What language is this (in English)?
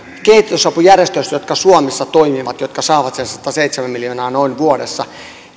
Finnish